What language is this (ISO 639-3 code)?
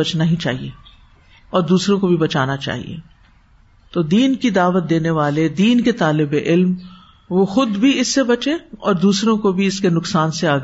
urd